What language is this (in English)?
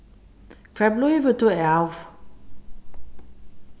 Faroese